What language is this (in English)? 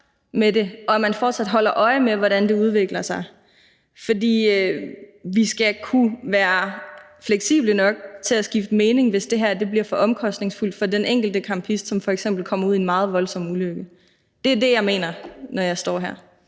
Danish